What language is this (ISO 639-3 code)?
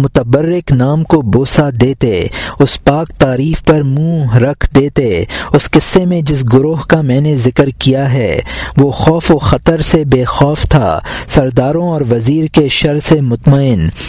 urd